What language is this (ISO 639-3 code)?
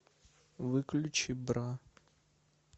rus